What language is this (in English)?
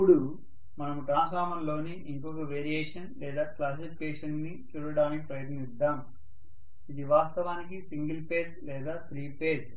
Telugu